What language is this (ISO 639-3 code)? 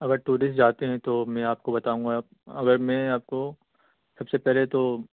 urd